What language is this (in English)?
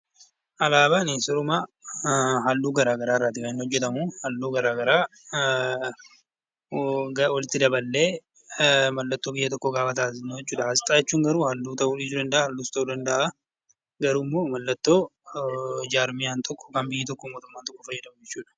Oromo